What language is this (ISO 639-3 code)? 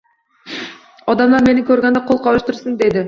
uzb